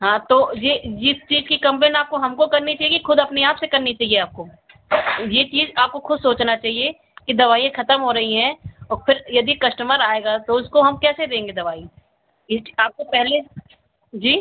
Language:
Hindi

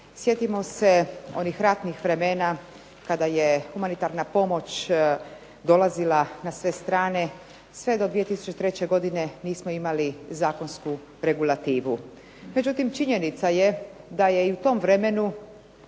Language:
Croatian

